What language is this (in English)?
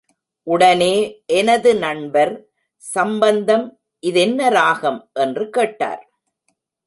Tamil